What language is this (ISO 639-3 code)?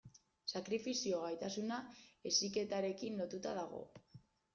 eus